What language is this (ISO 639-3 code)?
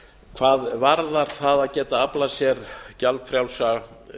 isl